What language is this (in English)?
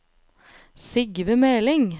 Norwegian